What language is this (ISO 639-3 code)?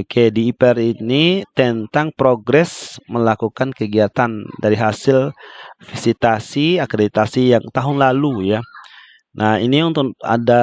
ind